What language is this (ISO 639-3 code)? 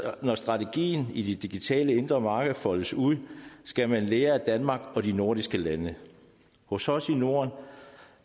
dan